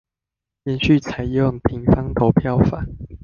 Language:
Chinese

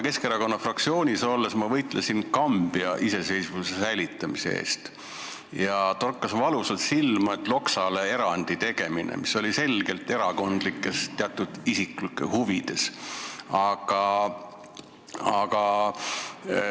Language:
Estonian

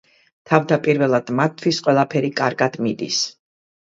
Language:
Georgian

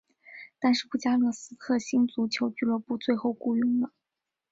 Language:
Chinese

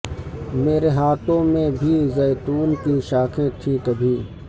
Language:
Urdu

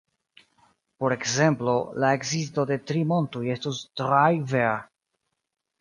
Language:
Esperanto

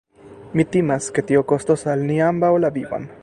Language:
Esperanto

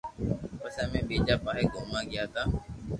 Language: Loarki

